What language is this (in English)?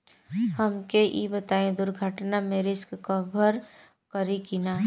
Bhojpuri